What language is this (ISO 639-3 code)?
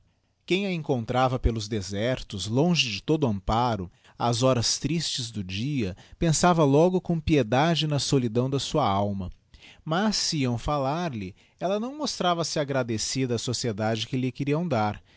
por